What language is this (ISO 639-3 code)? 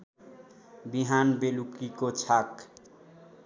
nep